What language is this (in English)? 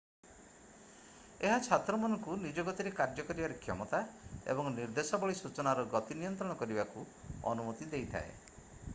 Odia